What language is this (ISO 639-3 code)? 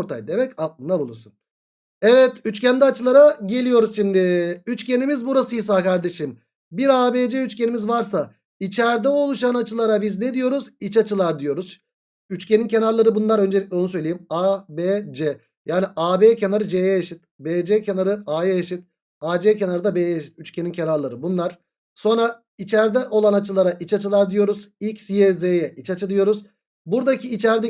tur